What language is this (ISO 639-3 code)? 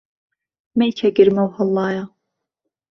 ckb